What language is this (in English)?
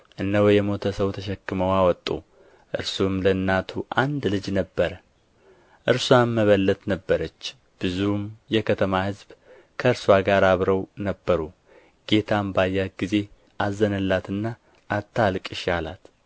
Amharic